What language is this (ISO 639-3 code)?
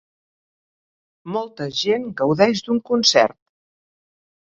cat